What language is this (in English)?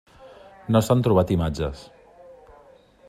Catalan